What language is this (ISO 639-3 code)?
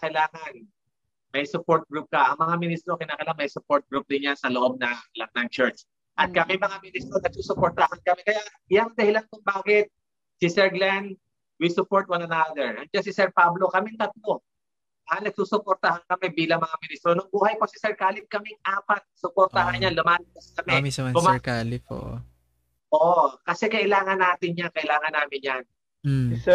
fil